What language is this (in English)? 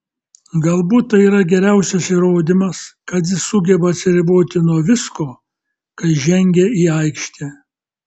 Lithuanian